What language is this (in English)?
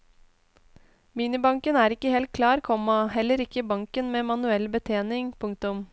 Norwegian